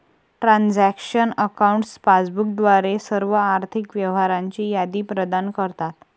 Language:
Marathi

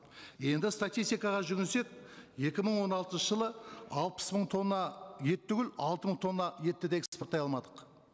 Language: Kazakh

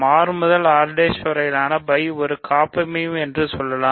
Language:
Tamil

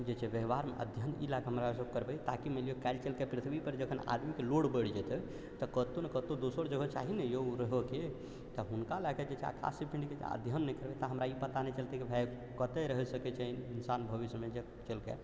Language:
Maithili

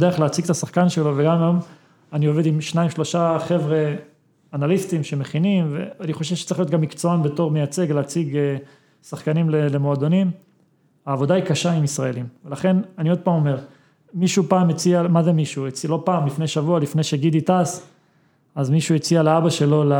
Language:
Hebrew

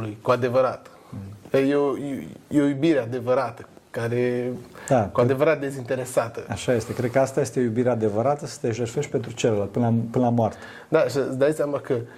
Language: Romanian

